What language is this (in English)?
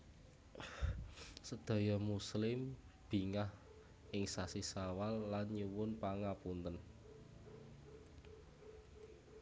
Javanese